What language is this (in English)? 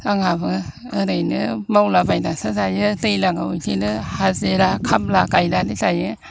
Bodo